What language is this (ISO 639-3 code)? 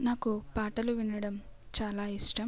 tel